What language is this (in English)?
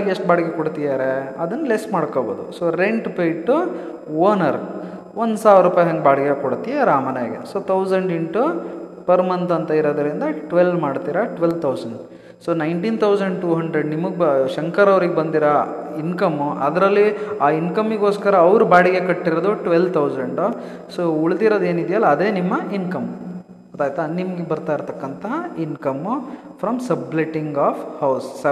Kannada